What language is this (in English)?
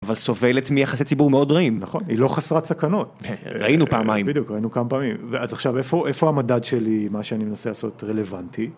Hebrew